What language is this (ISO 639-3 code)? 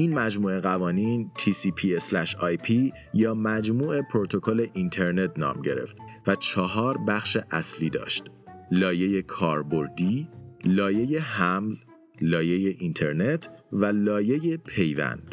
fas